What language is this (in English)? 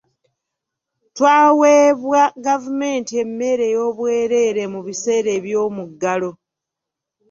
Ganda